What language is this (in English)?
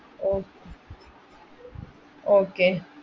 Malayalam